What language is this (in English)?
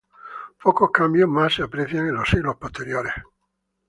Spanish